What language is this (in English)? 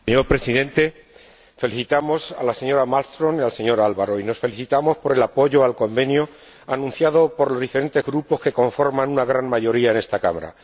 Spanish